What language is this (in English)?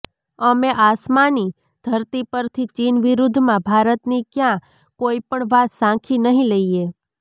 Gujarati